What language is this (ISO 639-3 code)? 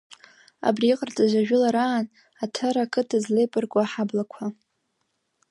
abk